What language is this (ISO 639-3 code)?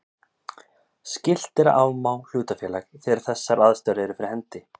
isl